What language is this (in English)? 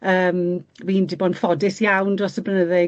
Welsh